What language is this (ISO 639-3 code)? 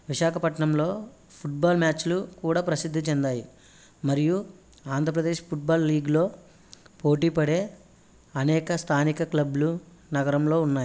tel